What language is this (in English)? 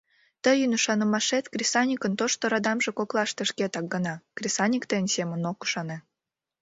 Mari